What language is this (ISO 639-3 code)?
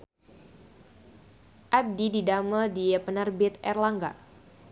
sun